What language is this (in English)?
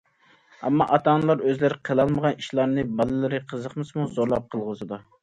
Uyghur